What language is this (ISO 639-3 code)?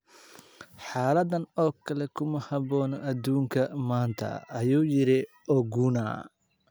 som